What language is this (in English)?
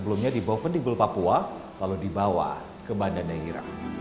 Indonesian